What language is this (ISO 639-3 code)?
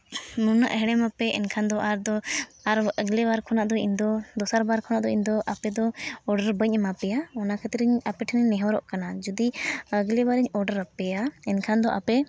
sat